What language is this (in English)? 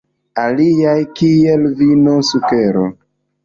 Esperanto